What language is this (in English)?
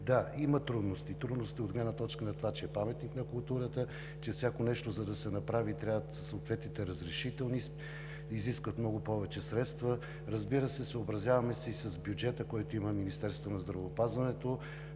Bulgarian